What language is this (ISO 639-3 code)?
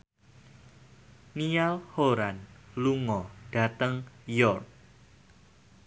jav